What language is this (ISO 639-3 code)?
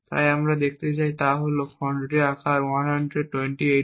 ben